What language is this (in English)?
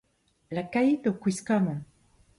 Breton